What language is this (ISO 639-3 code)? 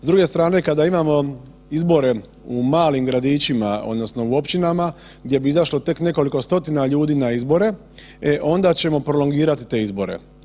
hrv